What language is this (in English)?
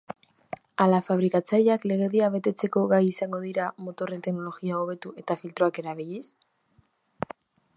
Basque